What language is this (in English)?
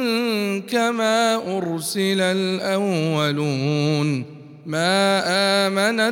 Arabic